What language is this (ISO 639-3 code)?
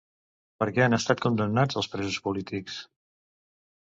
cat